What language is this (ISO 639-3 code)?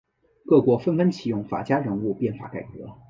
zho